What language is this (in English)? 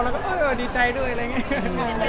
Thai